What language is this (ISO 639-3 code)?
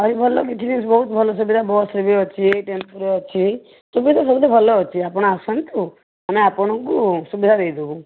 ori